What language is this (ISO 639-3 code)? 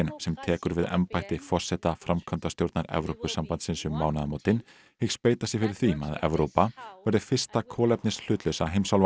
isl